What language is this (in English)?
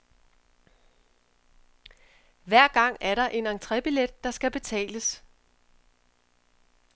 Danish